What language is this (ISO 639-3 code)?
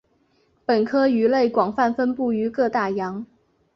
zho